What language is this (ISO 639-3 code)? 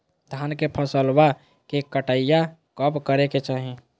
mag